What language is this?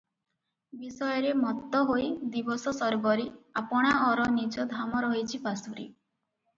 Odia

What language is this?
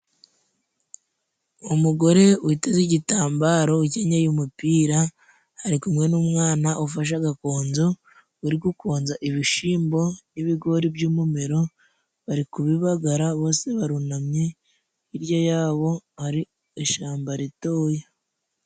Kinyarwanda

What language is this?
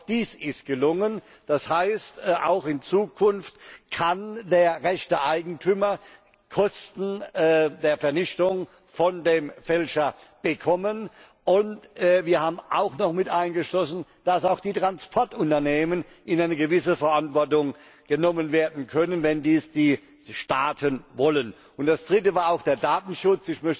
German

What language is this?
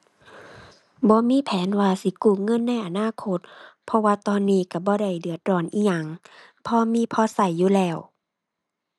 Thai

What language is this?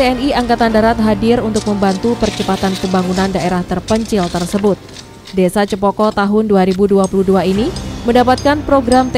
Indonesian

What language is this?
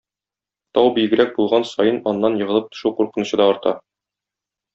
Tatar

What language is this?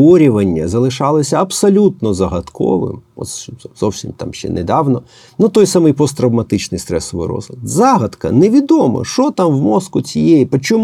Ukrainian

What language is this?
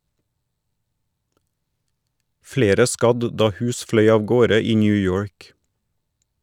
Norwegian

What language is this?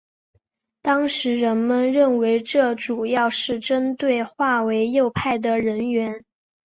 Chinese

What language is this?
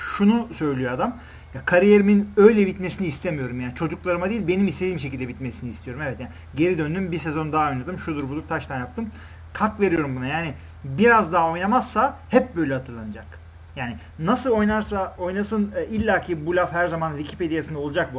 Turkish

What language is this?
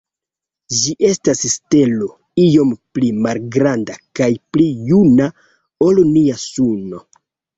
Esperanto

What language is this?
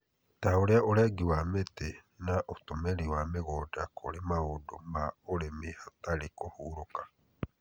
Kikuyu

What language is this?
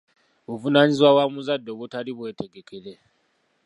Ganda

